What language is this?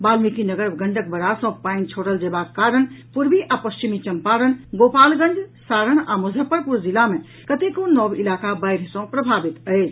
Maithili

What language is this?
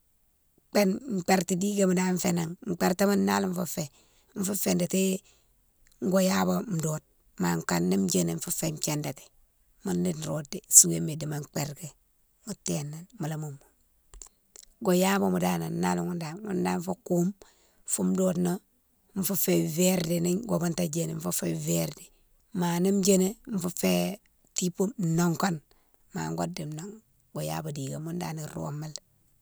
Mansoanka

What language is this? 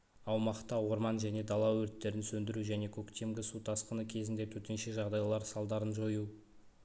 Kazakh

